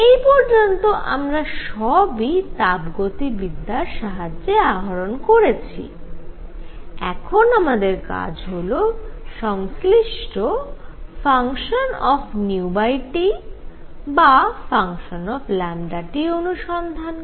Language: Bangla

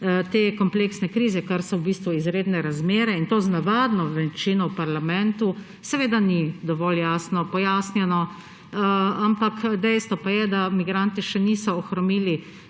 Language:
Slovenian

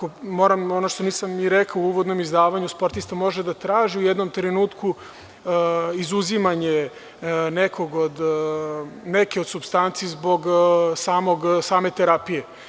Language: Serbian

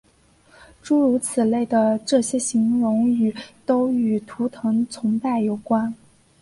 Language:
Chinese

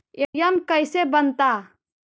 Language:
Magahi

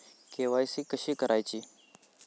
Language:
Marathi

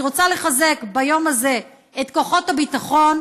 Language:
Hebrew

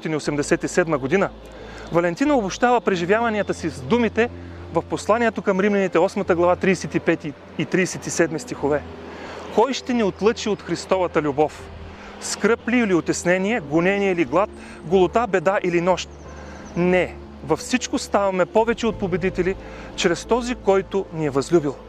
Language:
Bulgarian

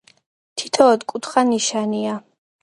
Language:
Georgian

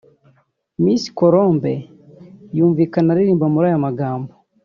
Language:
Kinyarwanda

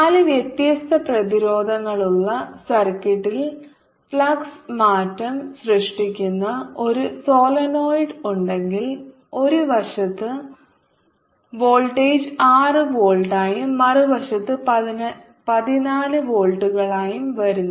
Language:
Malayalam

